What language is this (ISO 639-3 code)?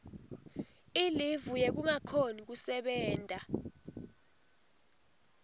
ssw